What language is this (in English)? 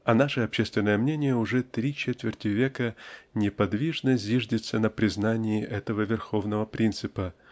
Russian